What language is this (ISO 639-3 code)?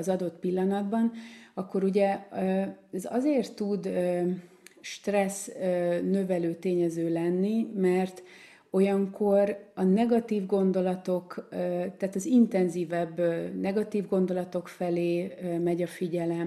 hun